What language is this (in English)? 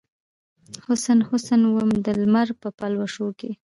Pashto